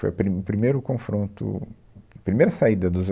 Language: Portuguese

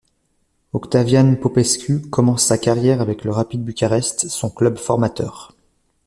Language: French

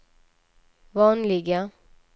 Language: Swedish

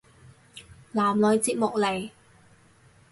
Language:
Cantonese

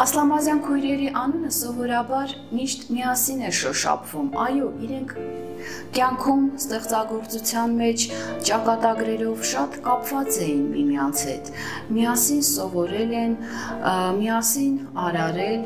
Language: Turkish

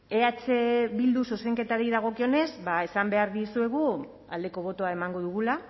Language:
Basque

